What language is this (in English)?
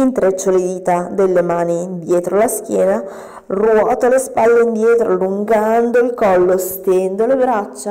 Italian